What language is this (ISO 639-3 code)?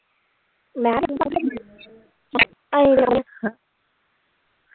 pan